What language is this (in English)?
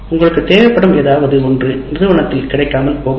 Tamil